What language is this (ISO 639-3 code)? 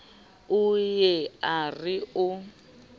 sot